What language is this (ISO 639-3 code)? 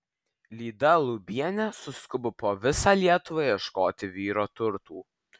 lit